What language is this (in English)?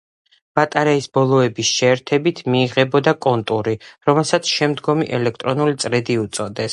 Georgian